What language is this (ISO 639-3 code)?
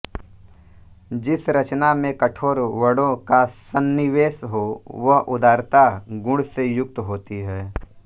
hin